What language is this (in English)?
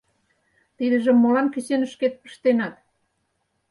Mari